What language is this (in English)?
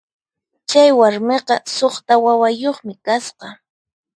Puno Quechua